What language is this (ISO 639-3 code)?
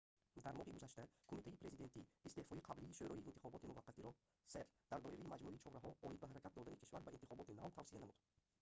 tgk